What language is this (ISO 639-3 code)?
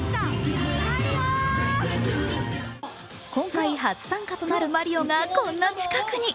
jpn